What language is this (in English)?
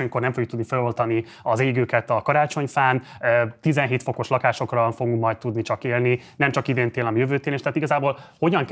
Hungarian